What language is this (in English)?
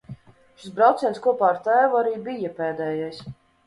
Latvian